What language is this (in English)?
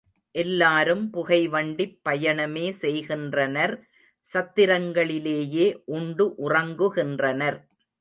Tamil